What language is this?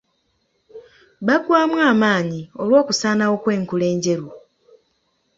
Ganda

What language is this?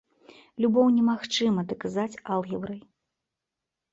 Belarusian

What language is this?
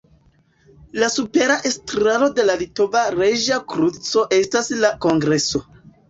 Esperanto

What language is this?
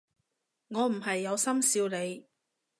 Cantonese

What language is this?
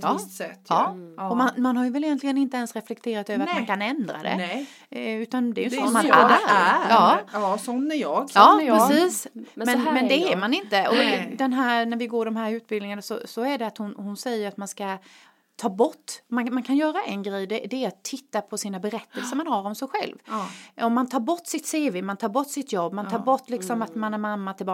Swedish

